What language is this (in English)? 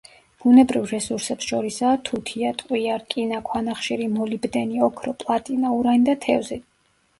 Georgian